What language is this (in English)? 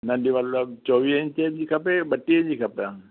Sindhi